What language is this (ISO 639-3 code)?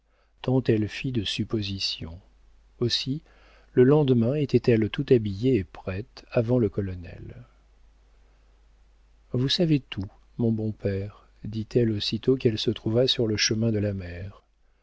fra